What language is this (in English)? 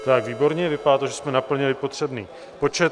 Czech